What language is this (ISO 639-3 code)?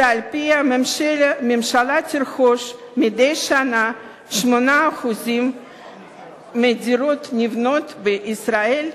heb